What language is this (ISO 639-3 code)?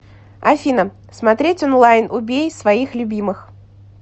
rus